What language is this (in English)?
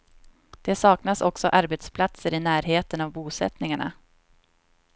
Swedish